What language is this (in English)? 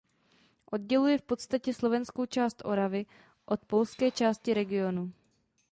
Czech